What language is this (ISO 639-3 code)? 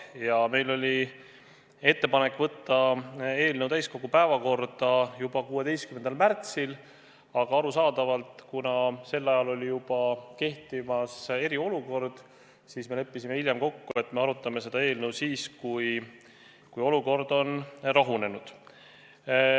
est